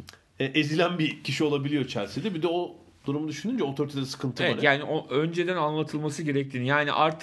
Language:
Turkish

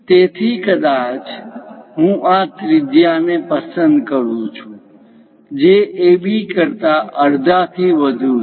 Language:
Gujarati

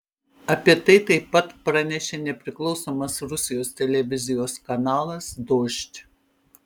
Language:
Lithuanian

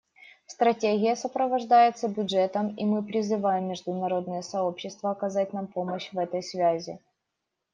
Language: Russian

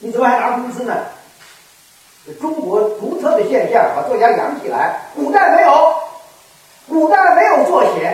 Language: Chinese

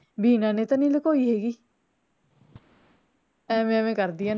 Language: Punjabi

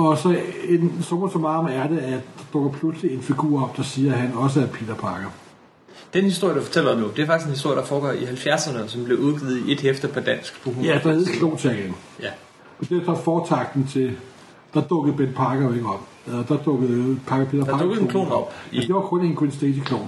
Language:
Danish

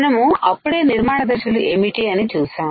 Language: Telugu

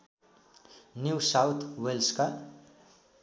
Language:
Nepali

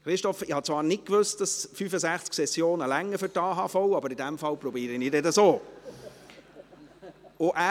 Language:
Swiss German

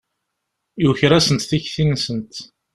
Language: Kabyle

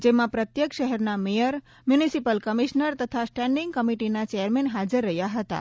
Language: Gujarati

